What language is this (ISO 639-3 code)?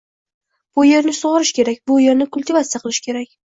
uzb